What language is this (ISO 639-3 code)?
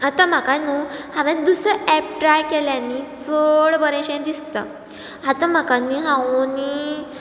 kok